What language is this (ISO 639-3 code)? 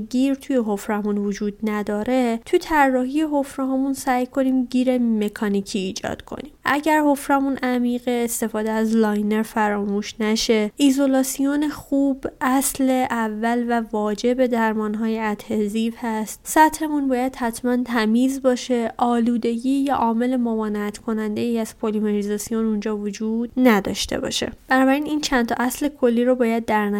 fas